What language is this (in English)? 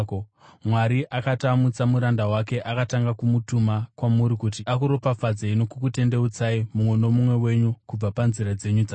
Shona